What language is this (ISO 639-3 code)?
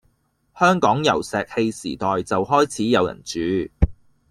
yue